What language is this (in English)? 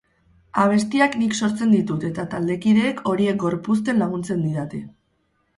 Basque